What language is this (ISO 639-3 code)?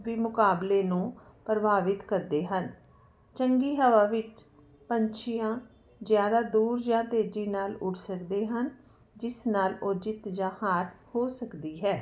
pan